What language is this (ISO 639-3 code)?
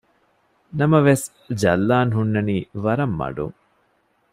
div